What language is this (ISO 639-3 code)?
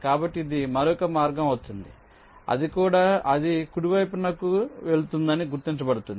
tel